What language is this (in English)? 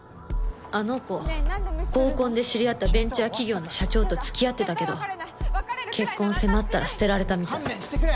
Japanese